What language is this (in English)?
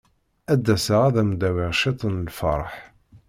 Kabyle